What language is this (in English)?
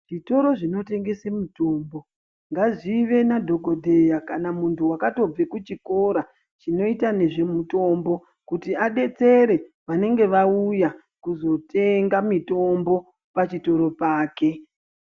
Ndau